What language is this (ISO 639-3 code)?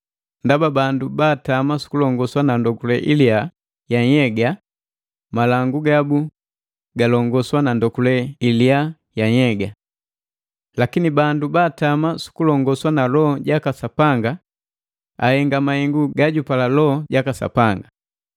mgv